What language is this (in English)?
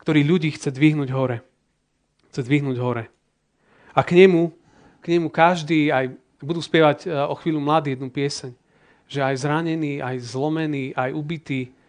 Slovak